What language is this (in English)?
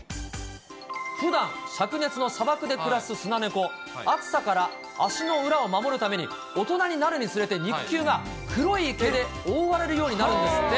Japanese